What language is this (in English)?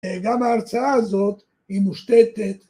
Hebrew